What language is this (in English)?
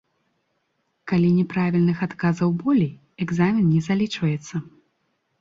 Belarusian